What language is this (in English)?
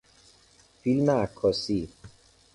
Persian